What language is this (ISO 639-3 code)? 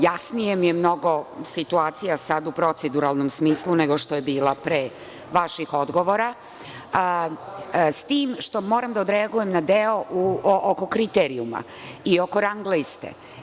srp